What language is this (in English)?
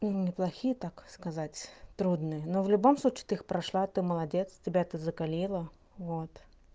Russian